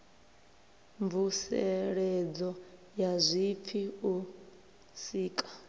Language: Venda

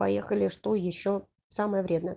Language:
Russian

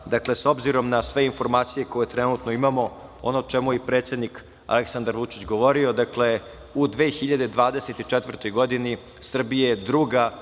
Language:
Serbian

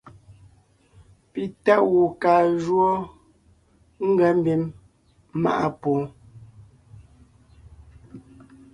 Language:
Ngiemboon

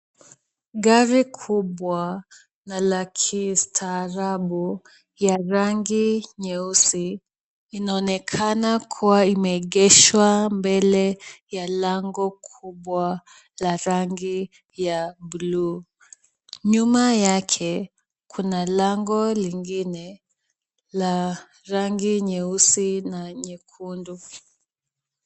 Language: Swahili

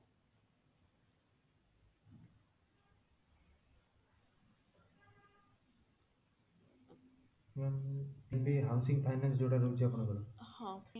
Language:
Odia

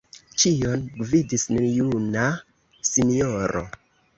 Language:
Esperanto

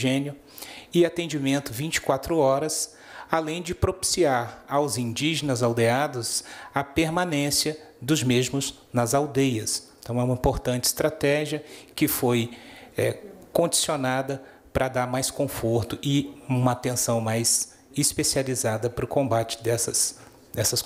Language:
Portuguese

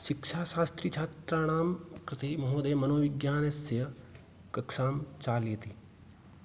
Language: Sanskrit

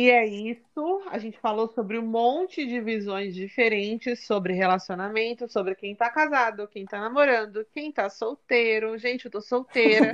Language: Portuguese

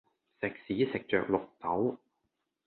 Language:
Cantonese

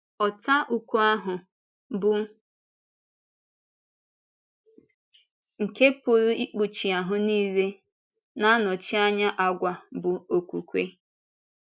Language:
Igbo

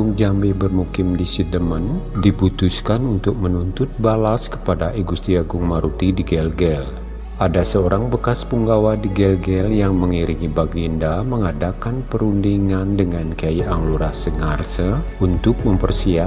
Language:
Indonesian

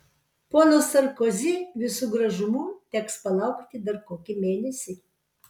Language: Lithuanian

